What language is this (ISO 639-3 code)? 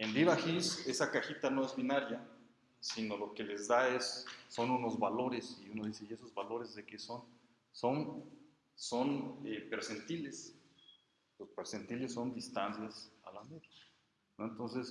spa